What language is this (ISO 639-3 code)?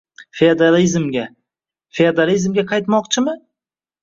uzb